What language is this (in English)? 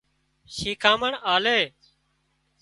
Wadiyara Koli